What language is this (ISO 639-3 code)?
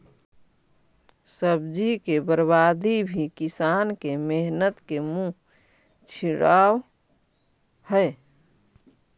mag